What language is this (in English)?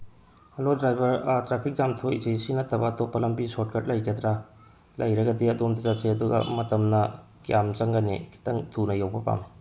Manipuri